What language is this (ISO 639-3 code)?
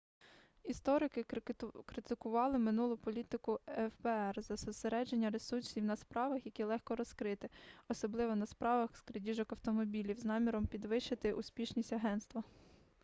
ukr